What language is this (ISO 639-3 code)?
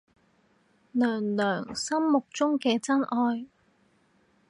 yue